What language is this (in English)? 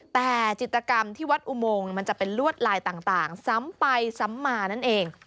Thai